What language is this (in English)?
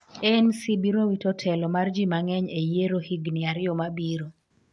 Luo (Kenya and Tanzania)